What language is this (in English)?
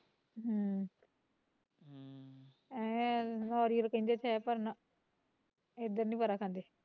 Punjabi